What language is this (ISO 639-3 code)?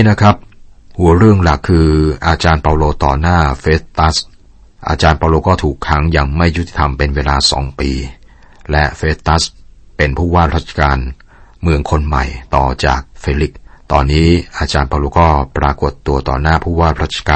tha